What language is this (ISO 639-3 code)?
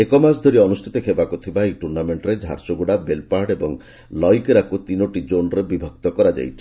ori